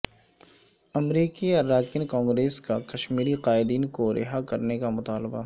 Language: Urdu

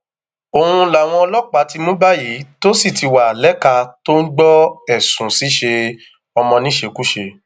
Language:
Yoruba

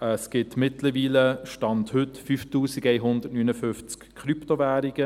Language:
Swiss German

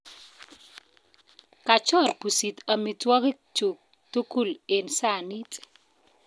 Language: Kalenjin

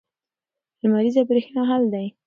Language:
Pashto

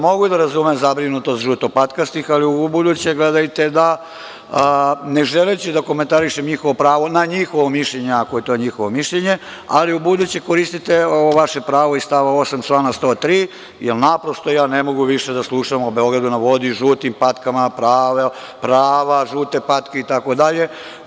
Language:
Serbian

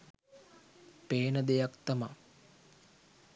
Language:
Sinhala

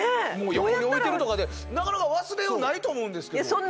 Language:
Japanese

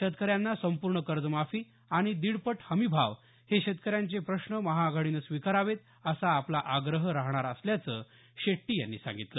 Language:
Marathi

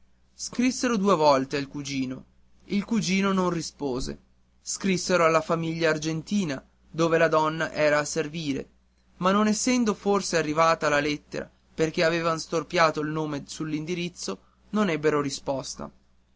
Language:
Italian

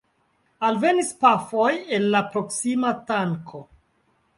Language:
Esperanto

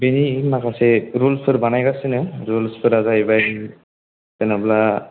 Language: Bodo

